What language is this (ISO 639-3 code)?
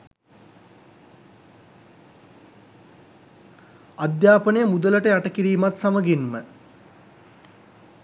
sin